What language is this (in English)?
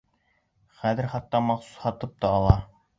Bashkir